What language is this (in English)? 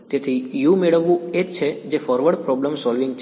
Gujarati